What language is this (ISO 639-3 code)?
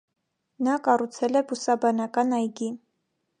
hye